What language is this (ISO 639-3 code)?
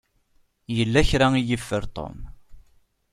kab